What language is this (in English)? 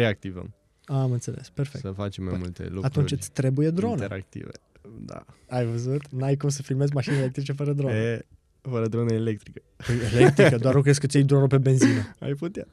Romanian